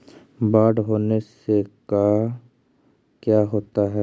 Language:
Magahi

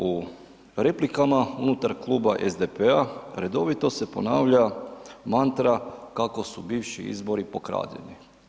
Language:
Croatian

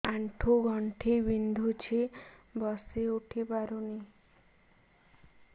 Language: Odia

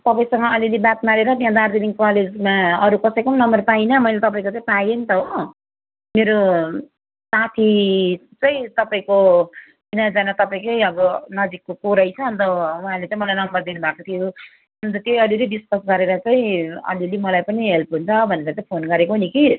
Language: Nepali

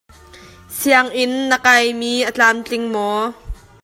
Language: Hakha Chin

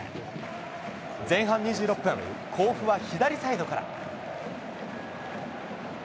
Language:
Japanese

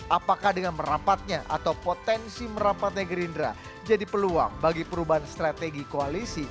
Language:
Indonesian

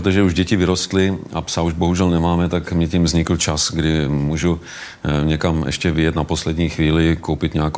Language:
Czech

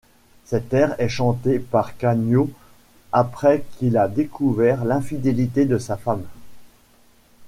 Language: French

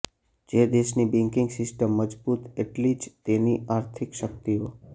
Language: Gujarati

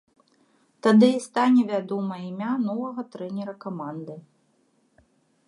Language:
Belarusian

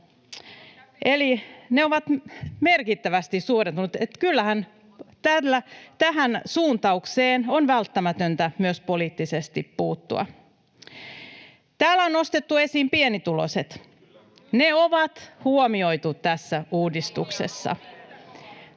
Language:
Finnish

